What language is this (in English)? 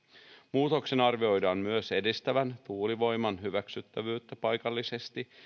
Finnish